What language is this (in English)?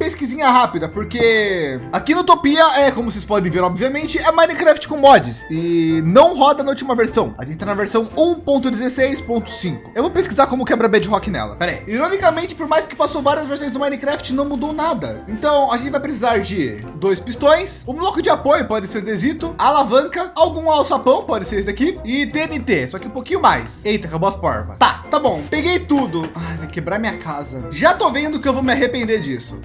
Portuguese